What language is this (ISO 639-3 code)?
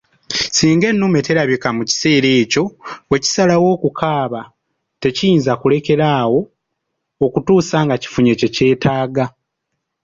lug